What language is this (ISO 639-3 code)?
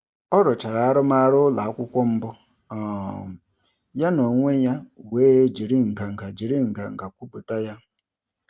ibo